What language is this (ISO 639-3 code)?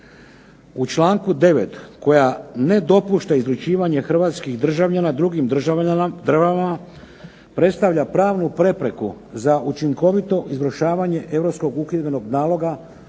hrv